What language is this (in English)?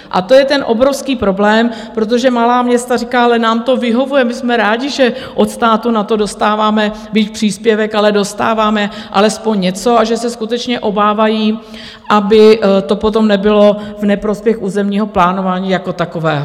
Czech